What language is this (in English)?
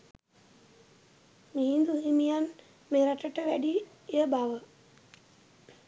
Sinhala